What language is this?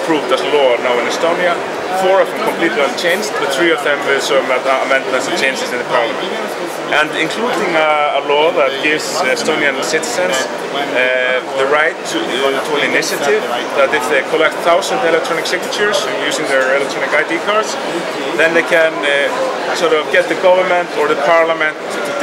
English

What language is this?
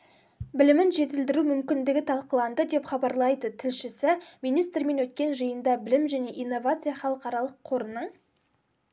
Kazakh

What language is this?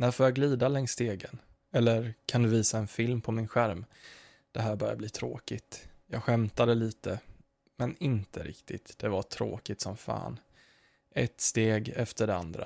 Swedish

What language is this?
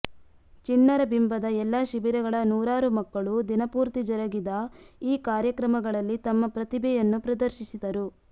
Kannada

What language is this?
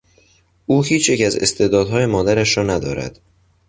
Persian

